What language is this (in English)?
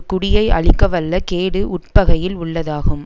Tamil